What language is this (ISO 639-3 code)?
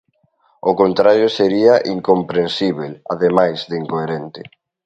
glg